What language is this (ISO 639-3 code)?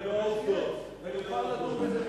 heb